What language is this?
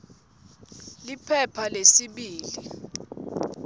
Swati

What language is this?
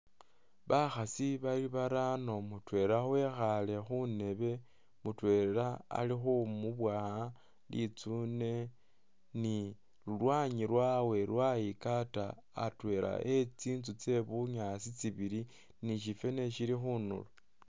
Masaaba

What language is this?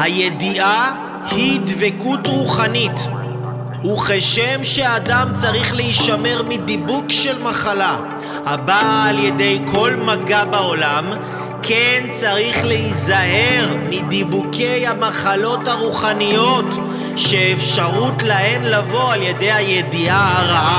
Hebrew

